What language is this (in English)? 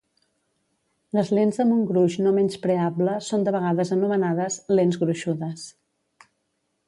Catalan